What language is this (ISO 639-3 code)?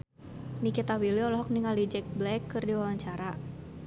sun